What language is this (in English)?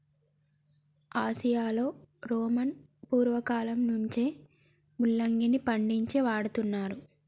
Telugu